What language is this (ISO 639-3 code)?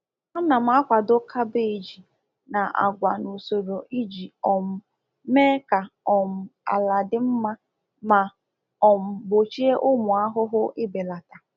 ibo